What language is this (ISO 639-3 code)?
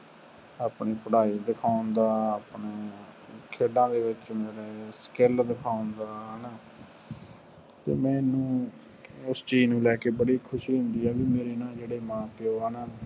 pan